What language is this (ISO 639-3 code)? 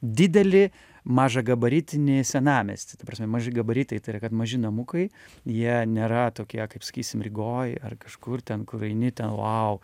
lit